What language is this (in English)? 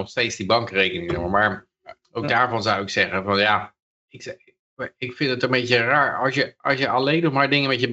Dutch